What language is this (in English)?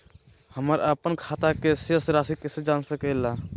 Magahi